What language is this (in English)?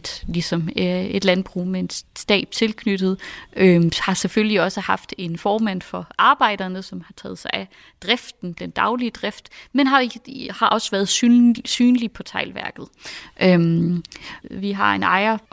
Danish